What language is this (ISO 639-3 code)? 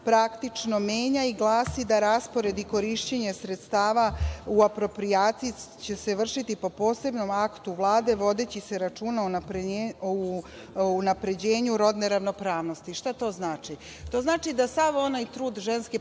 srp